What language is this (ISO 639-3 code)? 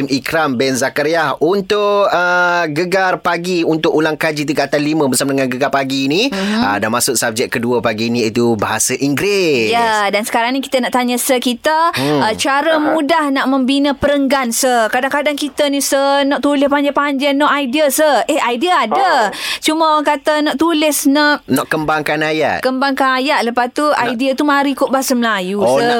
msa